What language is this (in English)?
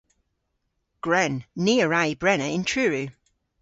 Cornish